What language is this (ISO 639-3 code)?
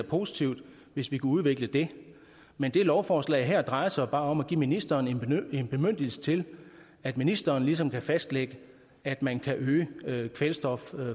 dan